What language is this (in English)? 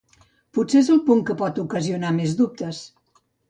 Catalan